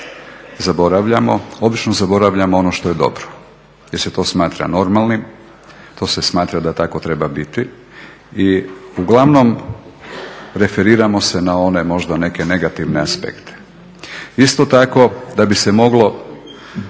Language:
Croatian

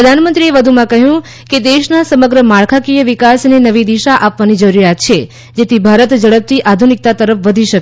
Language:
Gujarati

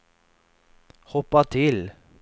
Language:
Swedish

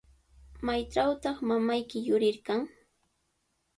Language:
Sihuas Ancash Quechua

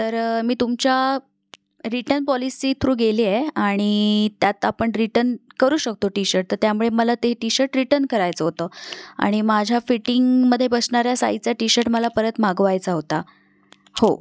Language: Marathi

